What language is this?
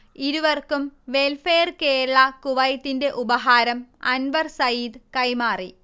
Malayalam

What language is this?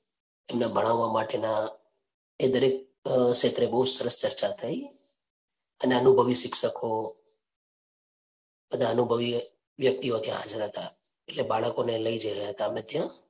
Gujarati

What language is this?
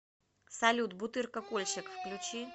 Russian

